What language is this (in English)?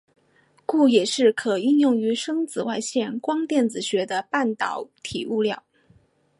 Chinese